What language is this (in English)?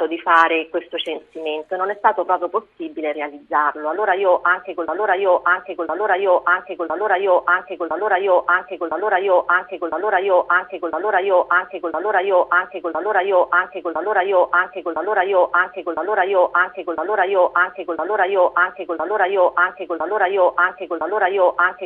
Italian